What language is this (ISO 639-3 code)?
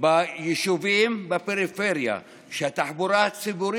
heb